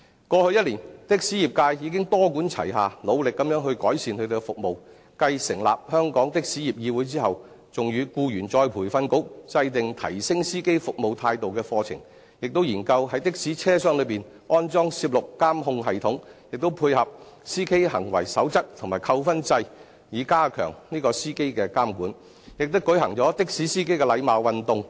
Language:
Cantonese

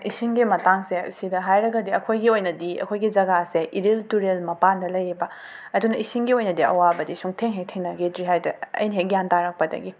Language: Manipuri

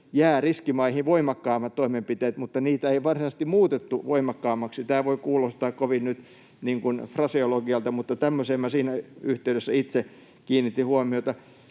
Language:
Finnish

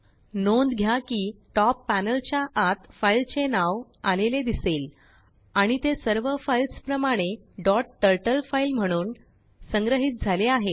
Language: Marathi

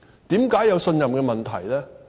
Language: Cantonese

